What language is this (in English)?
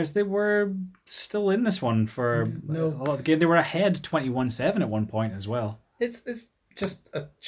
English